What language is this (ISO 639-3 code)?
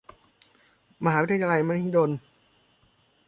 tha